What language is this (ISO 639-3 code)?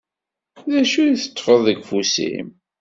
kab